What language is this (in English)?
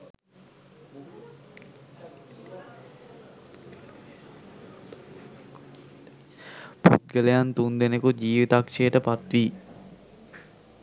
Sinhala